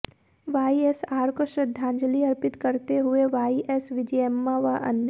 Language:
Hindi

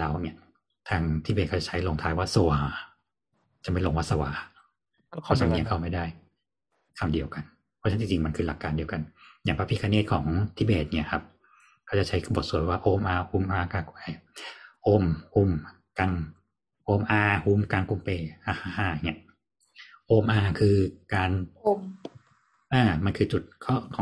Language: Thai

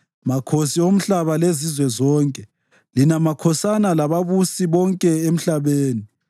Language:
North Ndebele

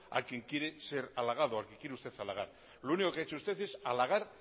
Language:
Spanish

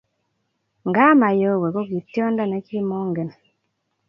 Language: Kalenjin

